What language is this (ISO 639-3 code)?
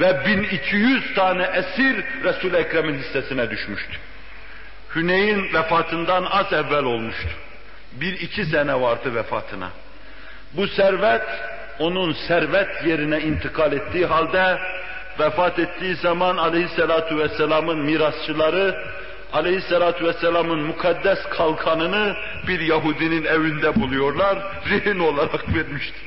tur